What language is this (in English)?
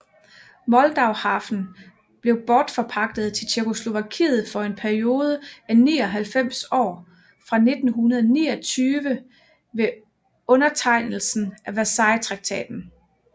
Danish